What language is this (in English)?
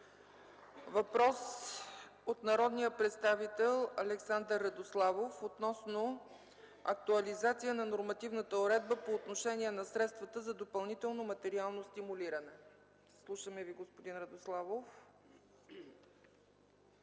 Bulgarian